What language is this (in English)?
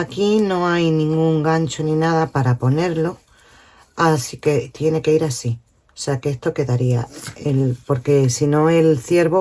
Spanish